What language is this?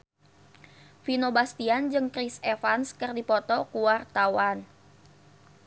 Sundanese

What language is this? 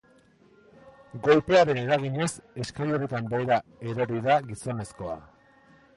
Basque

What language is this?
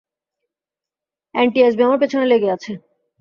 Bangla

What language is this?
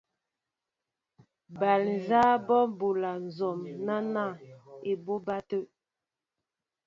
Mbo (Cameroon)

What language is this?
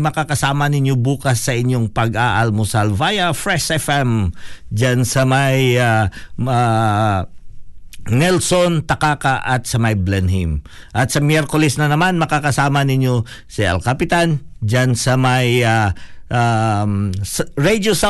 Filipino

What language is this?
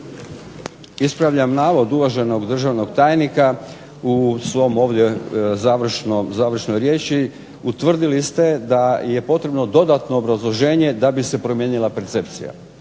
Croatian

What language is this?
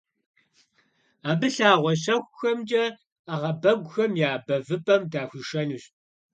Kabardian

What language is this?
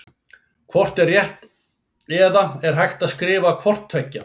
Icelandic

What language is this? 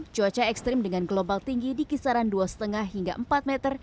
Indonesian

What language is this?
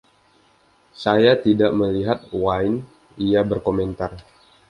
Indonesian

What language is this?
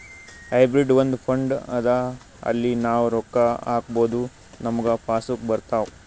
Kannada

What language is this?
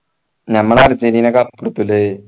Malayalam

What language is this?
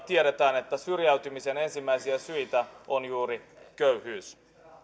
Finnish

